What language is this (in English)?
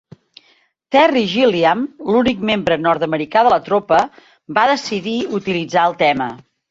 Catalan